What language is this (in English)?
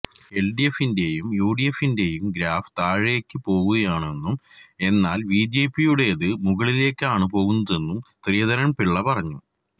Malayalam